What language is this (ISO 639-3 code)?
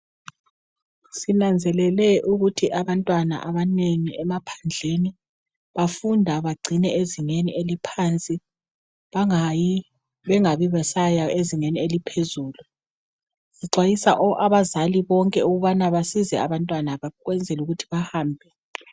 nde